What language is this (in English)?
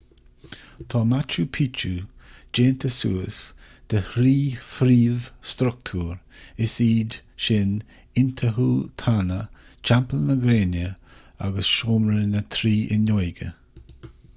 Irish